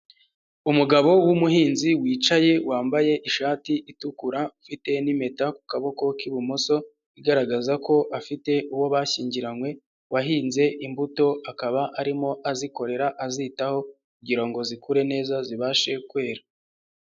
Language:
Kinyarwanda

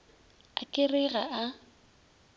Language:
Northern Sotho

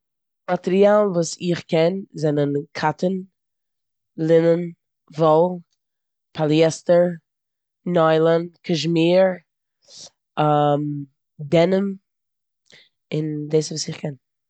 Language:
Yiddish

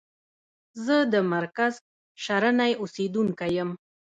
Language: Pashto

